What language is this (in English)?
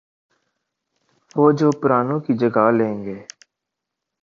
Urdu